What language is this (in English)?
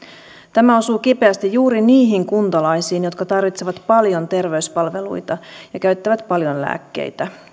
Finnish